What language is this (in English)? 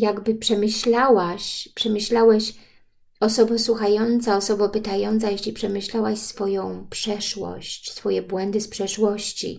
Polish